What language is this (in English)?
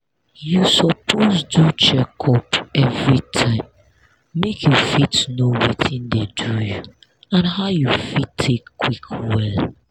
Nigerian Pidgin